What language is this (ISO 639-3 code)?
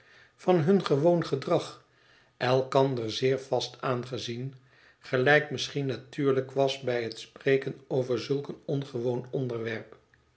nld